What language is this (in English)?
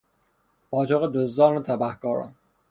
Persian